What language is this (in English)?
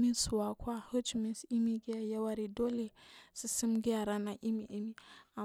Marghi South